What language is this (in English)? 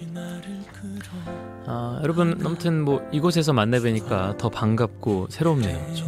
Korean